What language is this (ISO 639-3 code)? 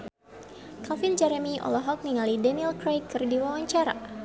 sun